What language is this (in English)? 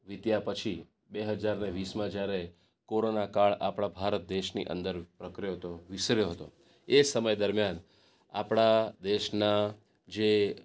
Gujarati